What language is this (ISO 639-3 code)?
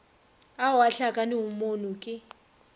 nso